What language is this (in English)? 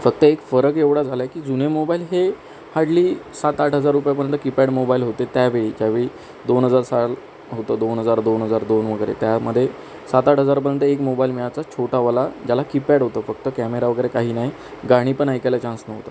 Marathi